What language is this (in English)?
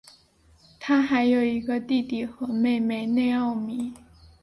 Chinese